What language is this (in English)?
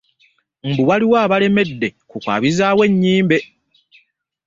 Ganda